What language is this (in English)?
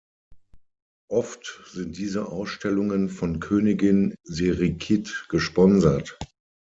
German